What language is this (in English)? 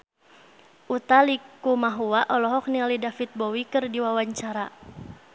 Sundanese